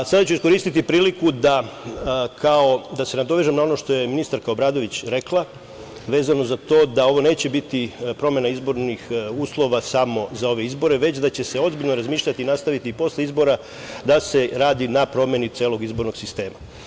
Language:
Serbian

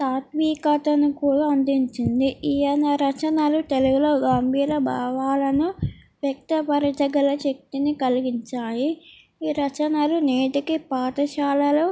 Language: Telugu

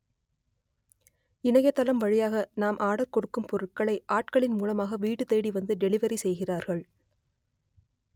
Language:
Tamil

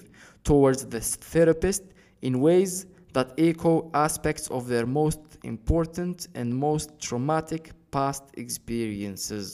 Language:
Arabic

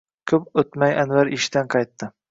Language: Uzbek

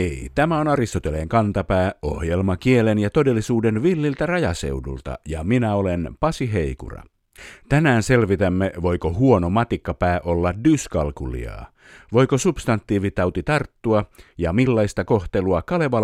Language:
Finnish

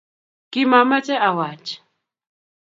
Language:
Kalenjin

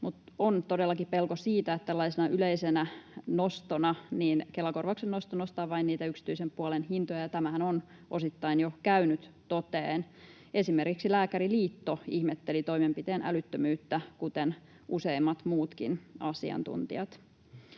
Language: Finnish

